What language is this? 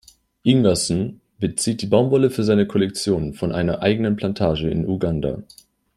German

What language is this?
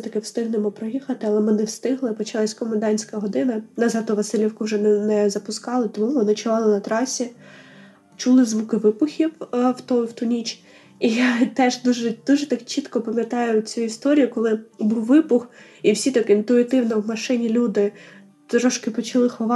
Ukrainian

